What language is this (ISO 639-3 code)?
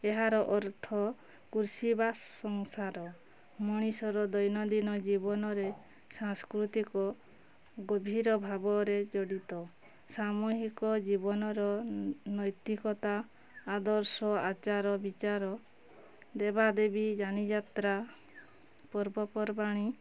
ori